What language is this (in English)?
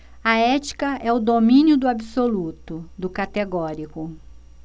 Portuguese